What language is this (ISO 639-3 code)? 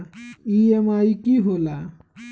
mag